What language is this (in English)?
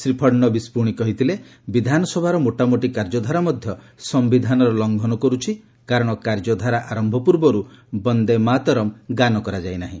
Odia